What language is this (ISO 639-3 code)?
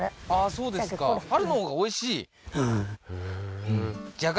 jpn